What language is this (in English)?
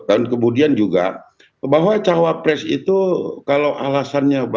Indonesian